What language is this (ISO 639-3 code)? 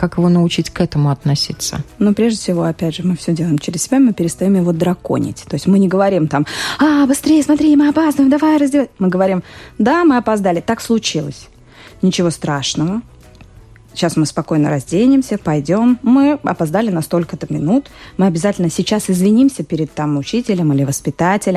rus